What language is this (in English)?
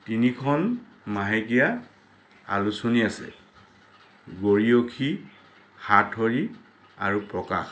Assamese